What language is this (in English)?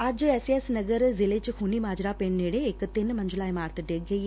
Punjabi